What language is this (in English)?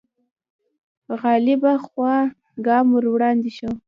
Pashto